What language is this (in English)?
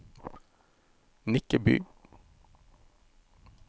Norwegian